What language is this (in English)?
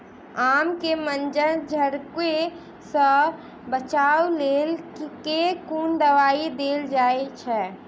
Maithili